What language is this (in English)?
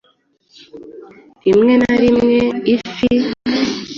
Kinyarwanda